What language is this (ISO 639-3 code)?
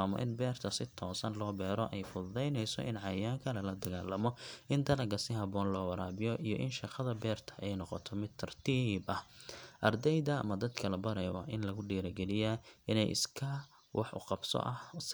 som